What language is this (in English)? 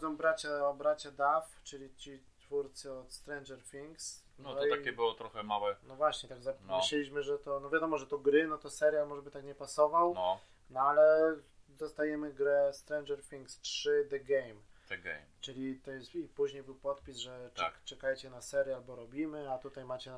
Polish